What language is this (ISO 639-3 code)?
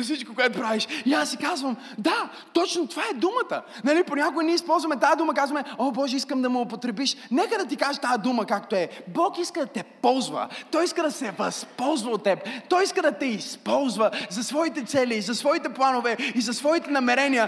bul